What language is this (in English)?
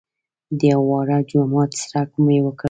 Pashto